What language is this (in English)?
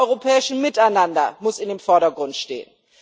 German